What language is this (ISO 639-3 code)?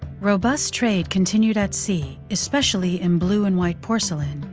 eng